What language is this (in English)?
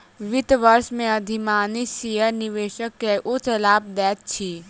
Maithili